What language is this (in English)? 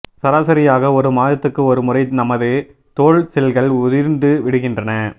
Tamil